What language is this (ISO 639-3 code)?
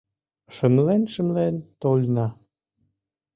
chm